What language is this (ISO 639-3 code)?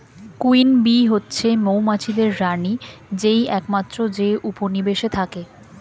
ben